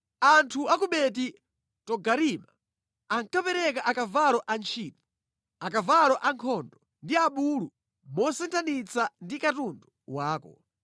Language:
Nyanja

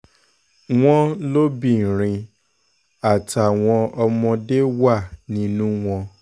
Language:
Yoruba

